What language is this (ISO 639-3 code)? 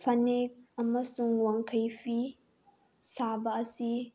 mni